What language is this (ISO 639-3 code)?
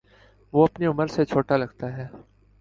urd